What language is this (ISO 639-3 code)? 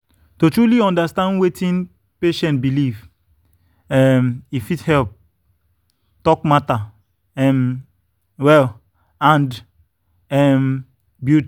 pcm